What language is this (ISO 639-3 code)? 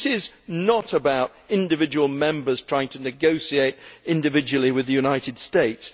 eng